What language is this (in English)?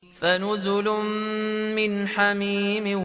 Arabic